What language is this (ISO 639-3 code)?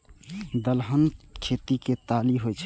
mai